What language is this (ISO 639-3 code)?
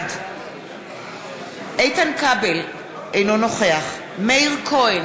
heb